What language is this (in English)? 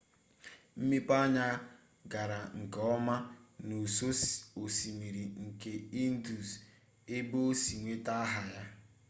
Igbo